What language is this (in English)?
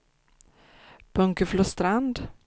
Swedish